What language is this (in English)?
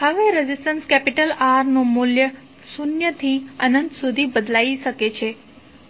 Gujarati